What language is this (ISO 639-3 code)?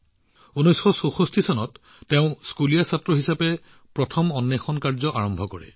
asm